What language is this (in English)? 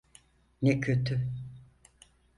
Turkish